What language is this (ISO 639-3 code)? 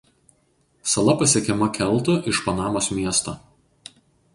lit